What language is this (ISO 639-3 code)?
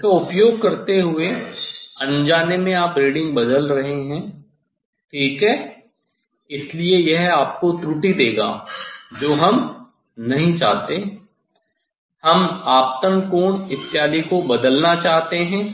hin